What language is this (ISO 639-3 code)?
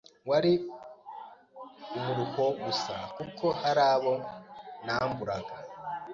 kin